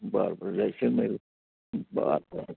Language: Marathi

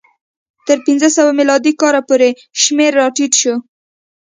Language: Pashto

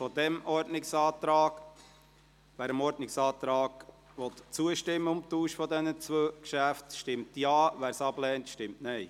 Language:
Swiss German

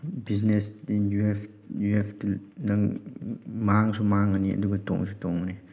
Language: Manipuri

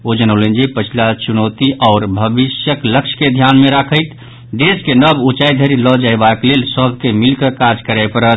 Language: Maithili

